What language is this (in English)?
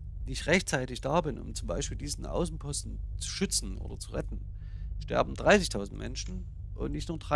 German